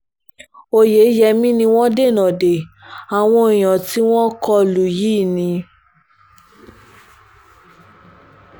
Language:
Yoruba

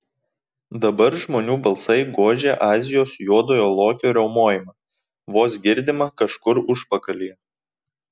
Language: Lithuanian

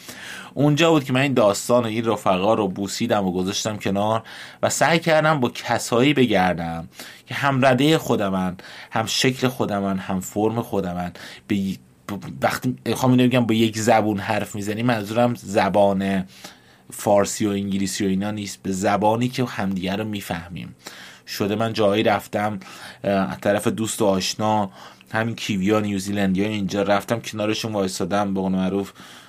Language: Persian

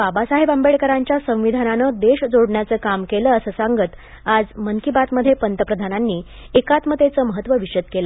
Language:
Marathi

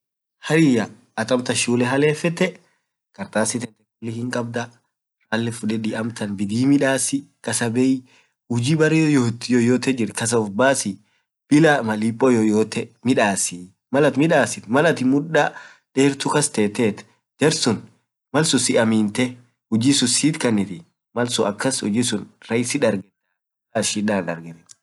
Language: Orma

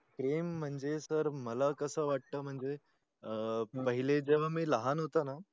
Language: Marathi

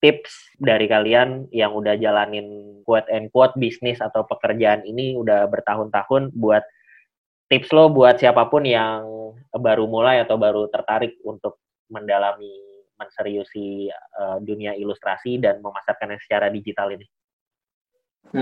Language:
Indonesian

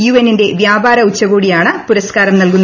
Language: Malayalam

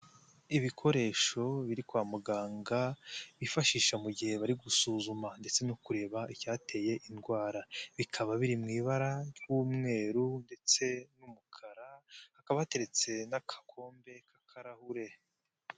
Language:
Kinyarwanda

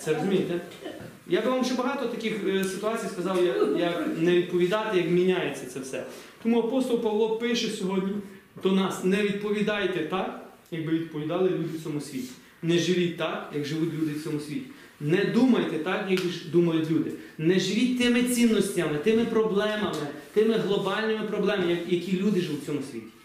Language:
Ukrainian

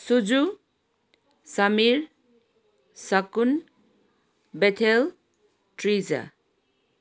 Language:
Nepali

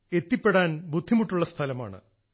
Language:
Malayalam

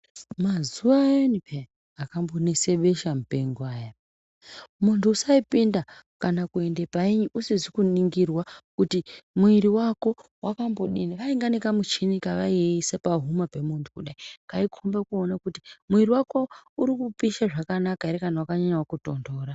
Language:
Ndau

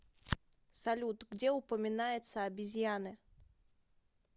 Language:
Russian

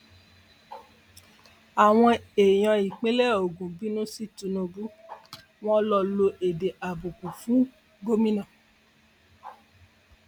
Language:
Yoruba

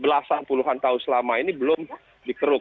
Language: Indonesian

